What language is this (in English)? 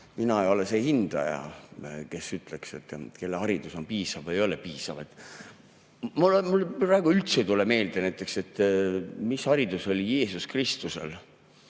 Estonian